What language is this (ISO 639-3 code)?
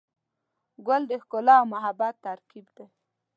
pus